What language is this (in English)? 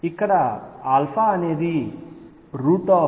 Telugu